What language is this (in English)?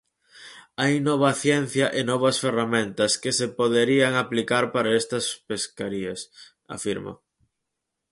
Galician